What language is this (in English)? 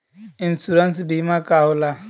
Bhojpuri